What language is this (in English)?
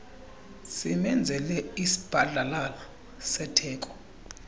Xhosa